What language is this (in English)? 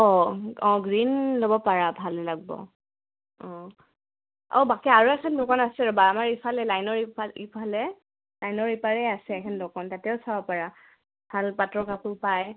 Assamese